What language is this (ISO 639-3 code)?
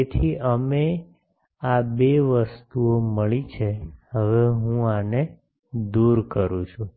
guj